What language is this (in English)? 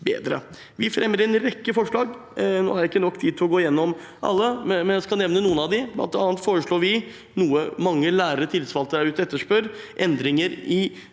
Norwegian